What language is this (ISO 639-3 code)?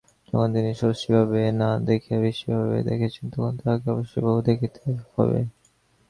ben